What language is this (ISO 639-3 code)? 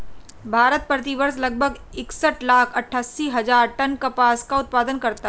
hin